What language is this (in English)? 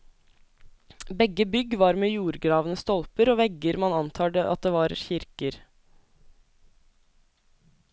Norwegian